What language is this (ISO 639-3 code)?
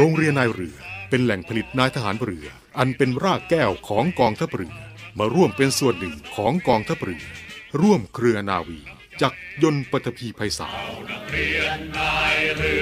tha